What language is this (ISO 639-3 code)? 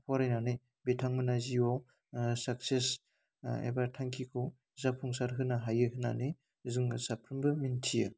brx